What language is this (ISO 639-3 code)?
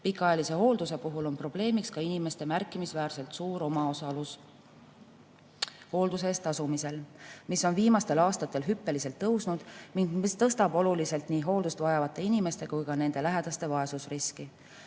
est